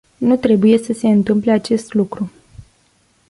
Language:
Romanian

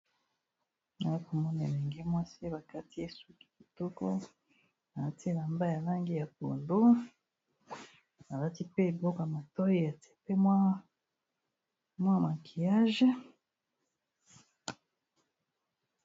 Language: Lingala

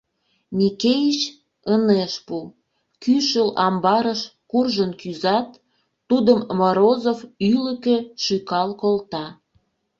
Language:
Mari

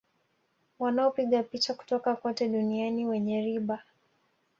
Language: Swahili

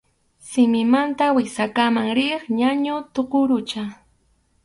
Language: Arequipa-La Unión Quechua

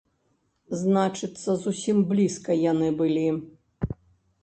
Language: Belarusian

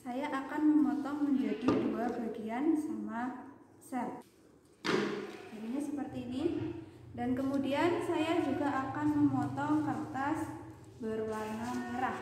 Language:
Indonesian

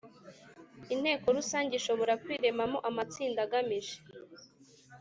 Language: Kinyarwanda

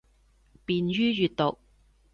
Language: Cantonese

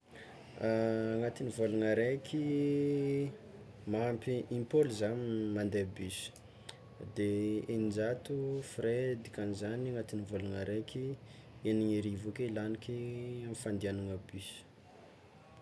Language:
Tsimihety Malagasy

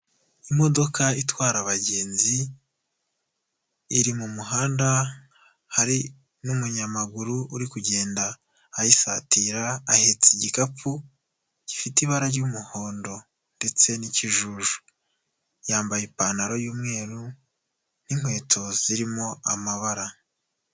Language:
Kinyarwanda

